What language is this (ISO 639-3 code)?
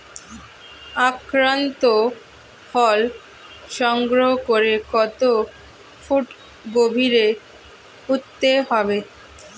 ben